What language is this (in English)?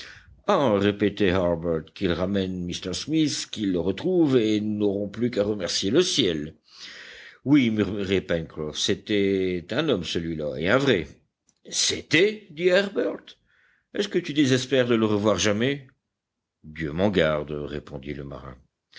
French